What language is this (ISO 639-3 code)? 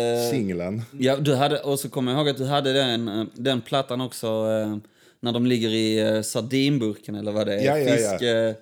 swe